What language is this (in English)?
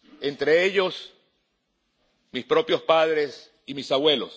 Spanish